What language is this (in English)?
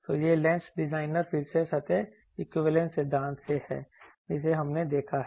Hindi